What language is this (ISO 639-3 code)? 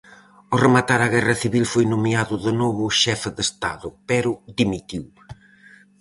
glg